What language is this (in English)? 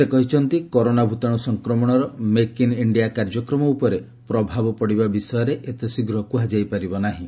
Odia